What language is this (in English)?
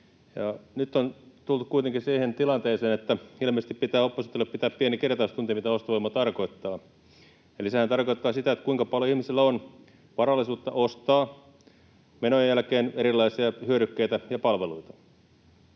Finnish